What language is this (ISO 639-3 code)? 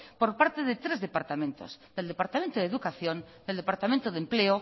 spa